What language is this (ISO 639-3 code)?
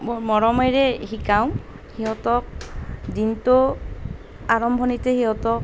asm